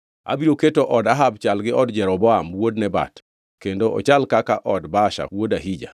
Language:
Luo (Kenya and Tanzania)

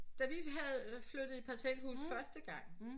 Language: Danish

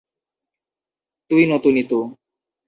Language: Bangla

